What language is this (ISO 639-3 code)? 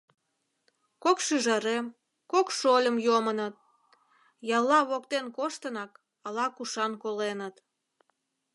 chm